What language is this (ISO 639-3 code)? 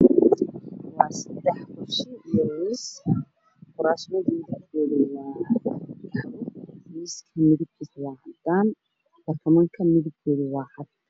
som